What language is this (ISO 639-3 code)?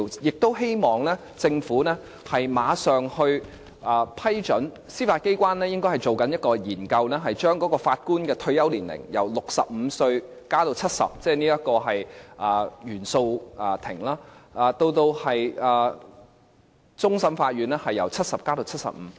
yue